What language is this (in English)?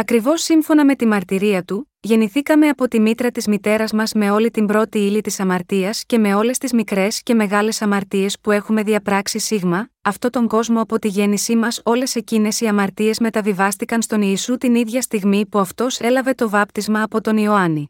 Greek